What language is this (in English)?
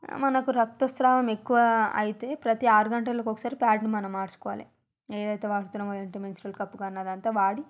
Telugu